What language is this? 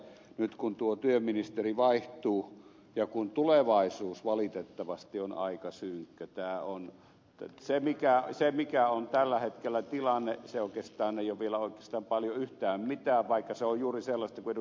Finnish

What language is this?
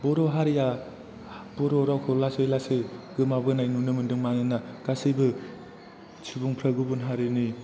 Bodo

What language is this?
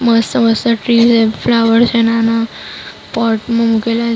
Gujarati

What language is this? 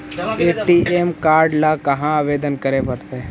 Magahi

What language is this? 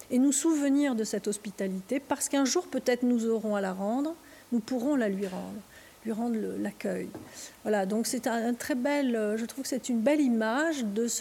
French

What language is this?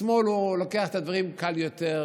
Hebrew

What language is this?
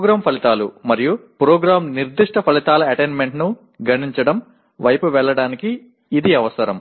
Telugu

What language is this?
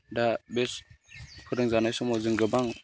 Bodo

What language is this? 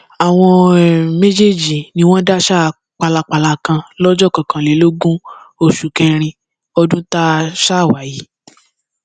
Yoruba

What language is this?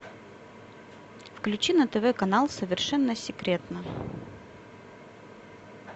Russian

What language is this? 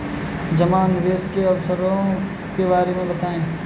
Hindi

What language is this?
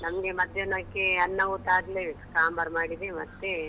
Kannada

